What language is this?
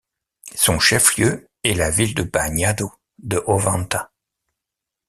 French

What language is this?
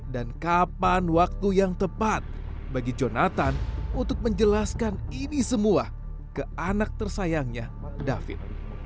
Indonesian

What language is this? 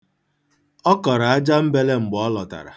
Igbo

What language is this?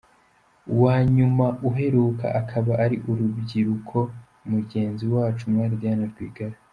Kinyarwanda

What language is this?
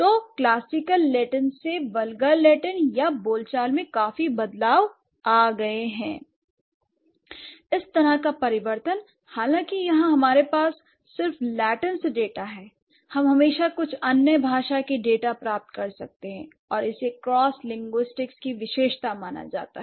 Hindi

